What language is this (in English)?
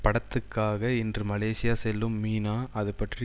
Tamil